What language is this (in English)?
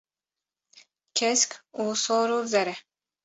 Kurdish